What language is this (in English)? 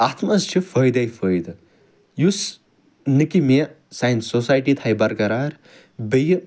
Kashmiri